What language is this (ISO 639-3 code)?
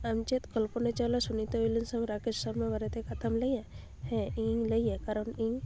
sat